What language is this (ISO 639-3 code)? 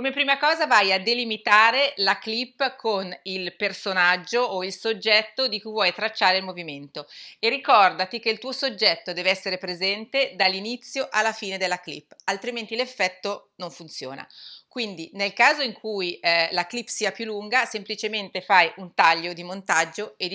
ita